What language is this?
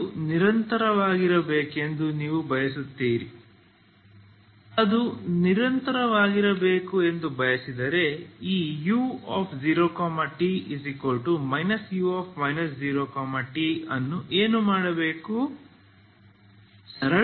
Kannada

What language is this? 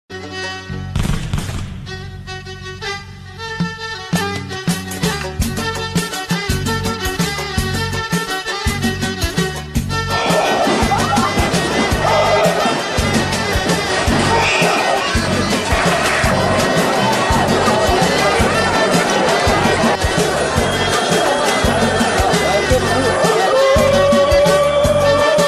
Arabic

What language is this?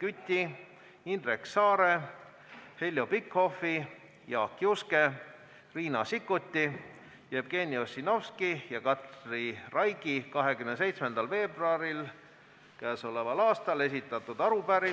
Estonian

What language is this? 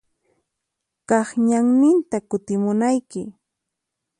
Puno Quechua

